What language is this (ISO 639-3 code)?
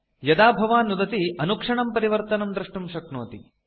san